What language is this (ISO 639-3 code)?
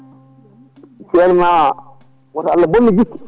ful